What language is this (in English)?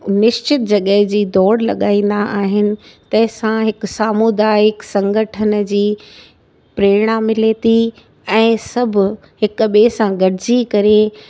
Sindhi